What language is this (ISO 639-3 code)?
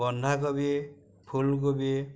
asm